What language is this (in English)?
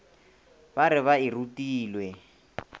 Northern Sotho